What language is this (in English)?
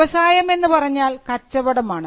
Malayalam